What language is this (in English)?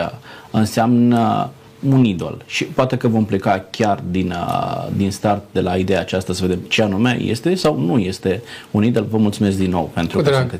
Romanian